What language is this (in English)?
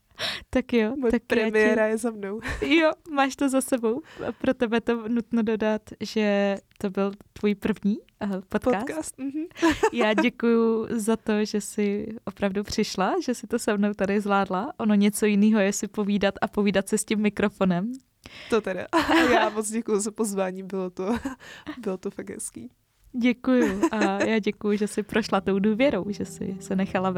Czech